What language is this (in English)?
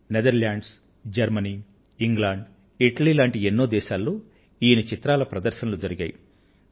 Telugu